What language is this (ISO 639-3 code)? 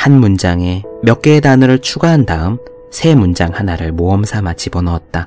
kor